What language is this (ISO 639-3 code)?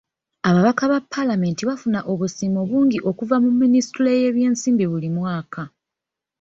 lug